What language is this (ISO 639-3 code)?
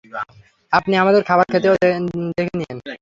ben